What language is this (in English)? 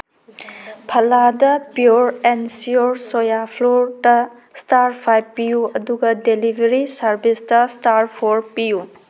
Manipuri